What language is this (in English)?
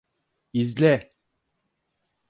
Turkish